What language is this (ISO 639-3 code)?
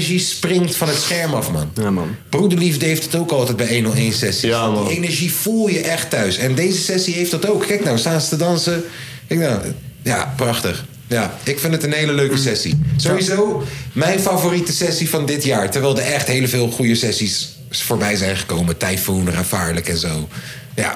nld